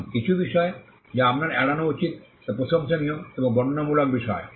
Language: Bangla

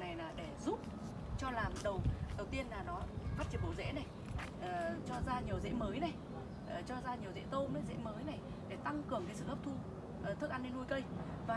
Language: Vietnamese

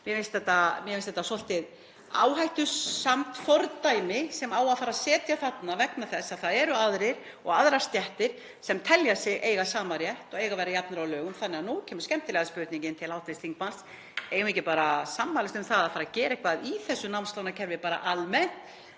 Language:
Icelandic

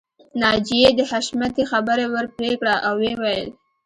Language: Pashto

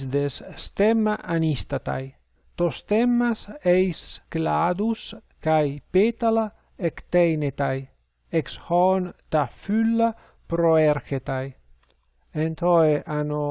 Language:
Greek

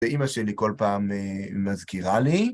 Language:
Hebrew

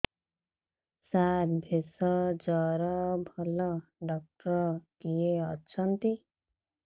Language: Odia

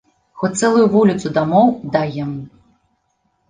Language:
Belarusian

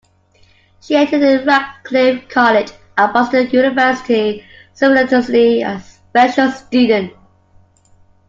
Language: English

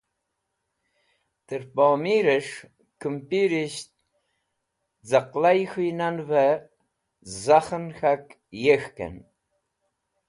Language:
Wakhi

